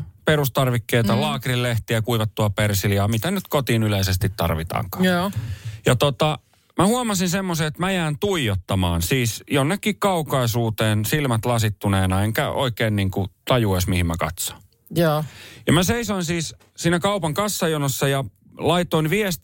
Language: Finnish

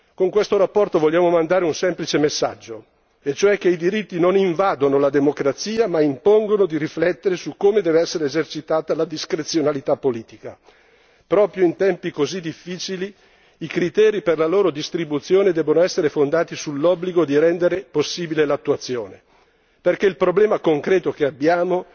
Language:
Italian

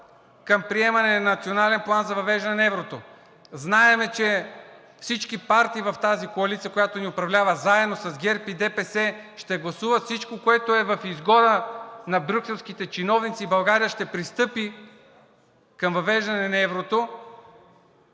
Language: Bulgarian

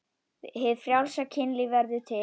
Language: Icelandic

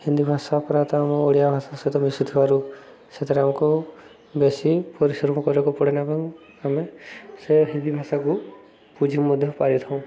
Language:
Odia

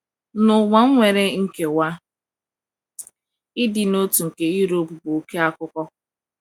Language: Igbo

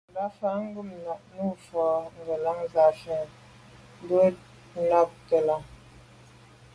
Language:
Medumba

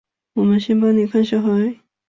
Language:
Chinese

